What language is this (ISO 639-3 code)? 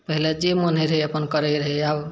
mai